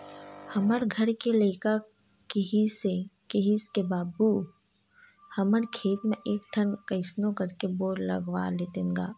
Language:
Chhattisgarhi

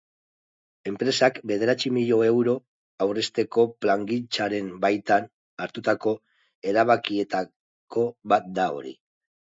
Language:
Basque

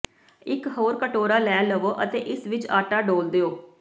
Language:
Punjabi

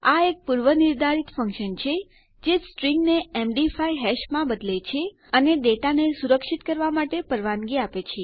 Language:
Gujarati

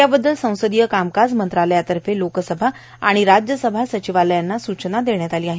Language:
Marathi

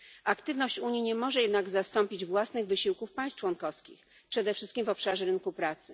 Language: Polish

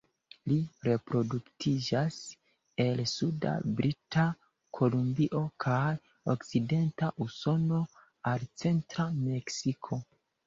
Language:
Esperanto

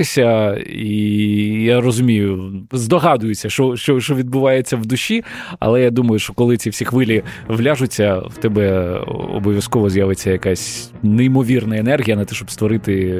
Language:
Ukrainian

